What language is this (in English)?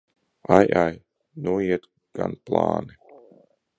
Latvian